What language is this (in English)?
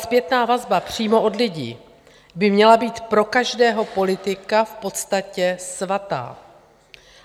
Czech